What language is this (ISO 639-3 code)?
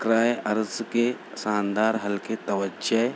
urd